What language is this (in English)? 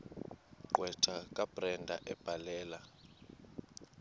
Xhosa